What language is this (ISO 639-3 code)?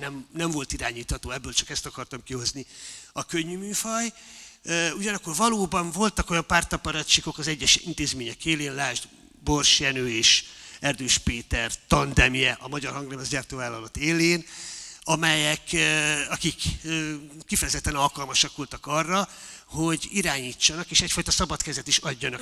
hun